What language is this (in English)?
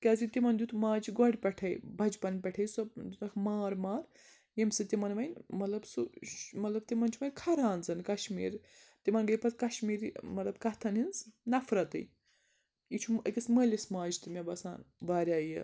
Kashmiri